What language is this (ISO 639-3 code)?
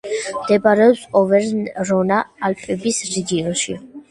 kat